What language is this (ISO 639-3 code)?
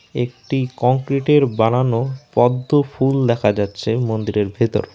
ben